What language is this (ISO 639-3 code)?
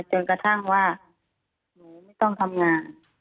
tha